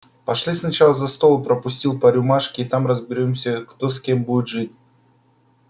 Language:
Russian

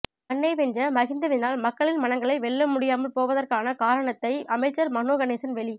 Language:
Tamil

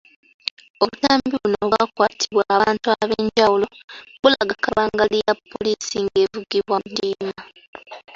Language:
Ganda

